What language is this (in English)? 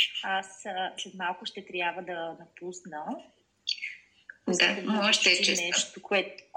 Bulgarian